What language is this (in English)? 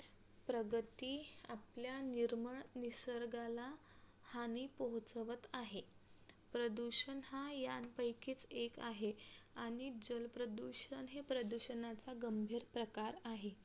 Marathi